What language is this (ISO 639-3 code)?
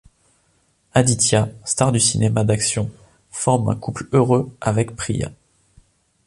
fra